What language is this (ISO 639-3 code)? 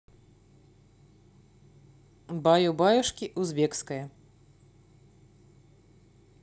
rus